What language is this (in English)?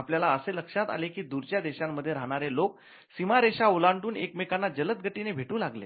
Marathi